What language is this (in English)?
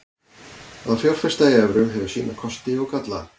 Icelandic